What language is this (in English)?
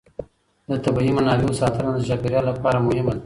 Pashto